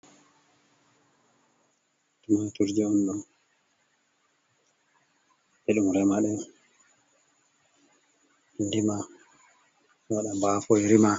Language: Fula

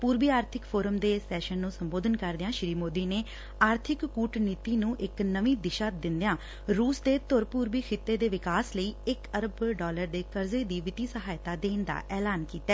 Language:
Punjabi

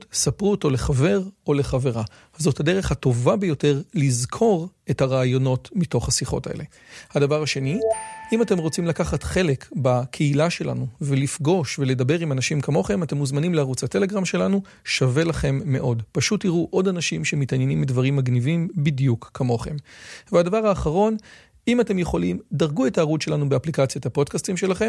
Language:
Hebrew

